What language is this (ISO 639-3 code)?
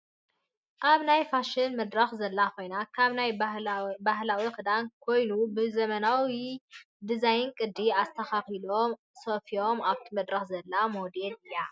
tir